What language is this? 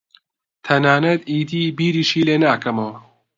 Central Kurdish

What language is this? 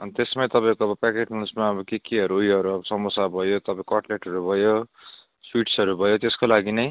Nepali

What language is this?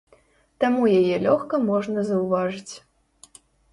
Belarusian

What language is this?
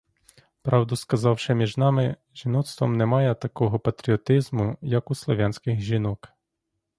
Ukrainian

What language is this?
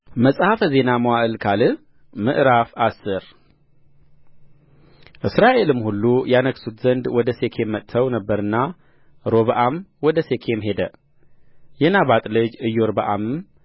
Amharic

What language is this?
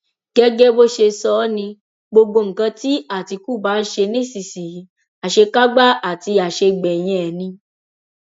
Yoruba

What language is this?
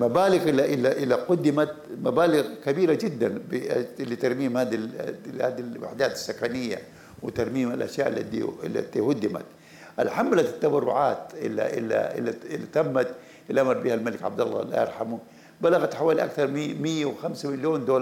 Arabic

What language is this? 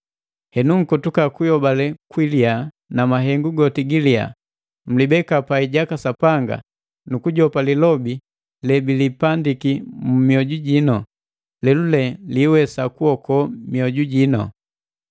Matengo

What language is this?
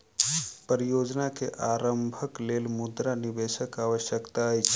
Maithili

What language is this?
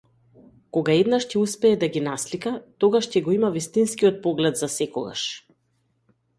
Macedonian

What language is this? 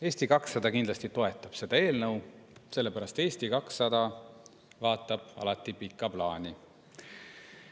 Estonian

